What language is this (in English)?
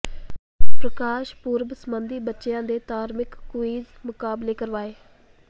Punjabi